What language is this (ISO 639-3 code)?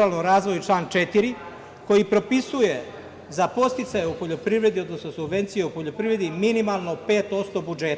srp